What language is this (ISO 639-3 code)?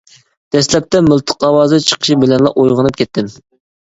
uig